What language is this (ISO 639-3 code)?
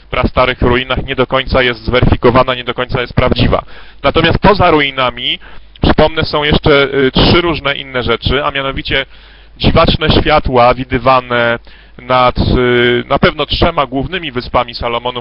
pol